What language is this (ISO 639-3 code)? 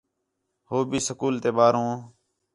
xhe